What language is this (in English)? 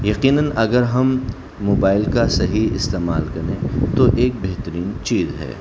Urdu